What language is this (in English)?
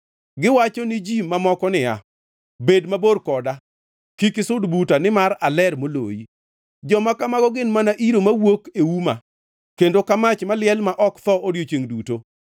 Luo (Kenya and Tanzania)